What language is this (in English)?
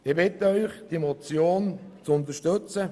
Swiss German